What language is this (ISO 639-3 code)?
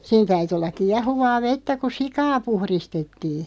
fin